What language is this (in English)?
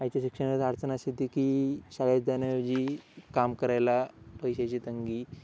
Marathi